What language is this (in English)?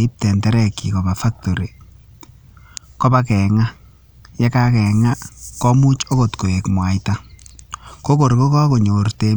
Kalenjin